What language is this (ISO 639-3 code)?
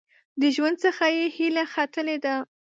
pus